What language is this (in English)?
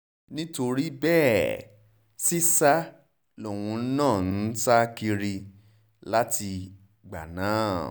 Yoruba